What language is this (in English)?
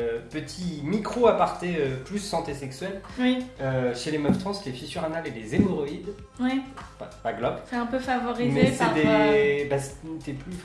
French